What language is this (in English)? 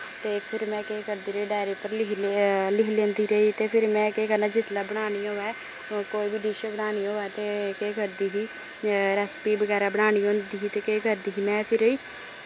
Dogri